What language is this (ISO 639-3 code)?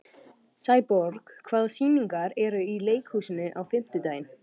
isl